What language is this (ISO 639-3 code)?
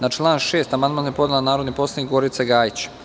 srp